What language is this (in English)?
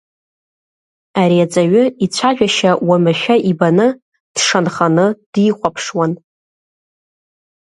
Abkhazian